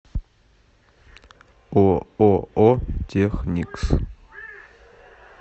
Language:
Russian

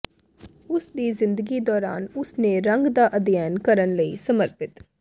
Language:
Punjabi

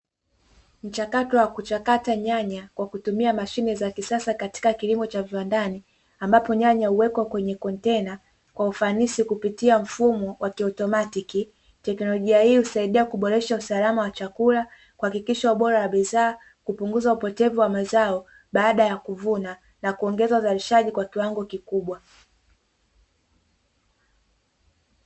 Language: Swahili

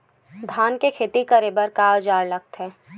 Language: Chhattisgarhi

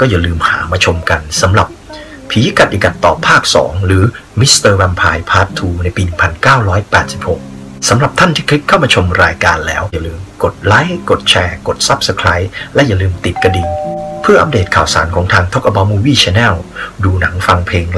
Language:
Thai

